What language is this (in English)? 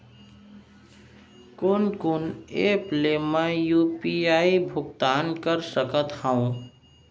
Chhattisgarhi